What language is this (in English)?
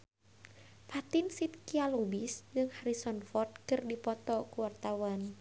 Sundanese